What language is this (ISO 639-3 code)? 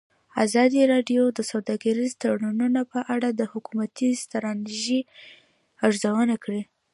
pus